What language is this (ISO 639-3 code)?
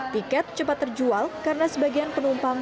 ind